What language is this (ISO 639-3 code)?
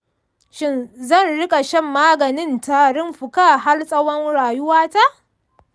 hau